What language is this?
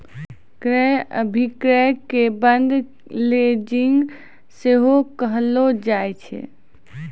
Maithili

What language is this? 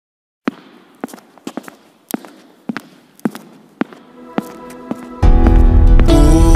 Portuguese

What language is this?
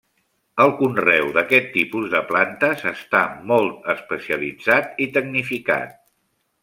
Catalan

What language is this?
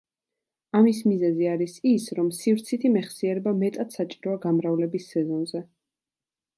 Georgian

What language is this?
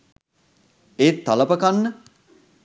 Sinhala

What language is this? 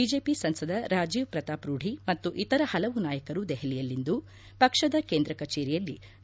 Kannada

